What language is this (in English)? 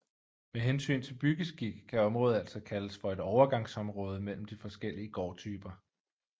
Danish